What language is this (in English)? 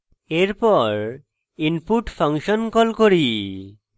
Bangla